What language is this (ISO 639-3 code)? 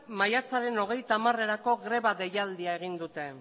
eus